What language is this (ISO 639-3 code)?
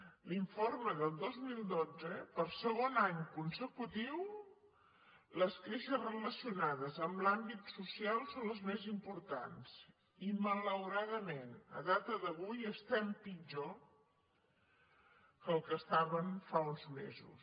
cat